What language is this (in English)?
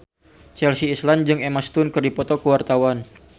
Sundanese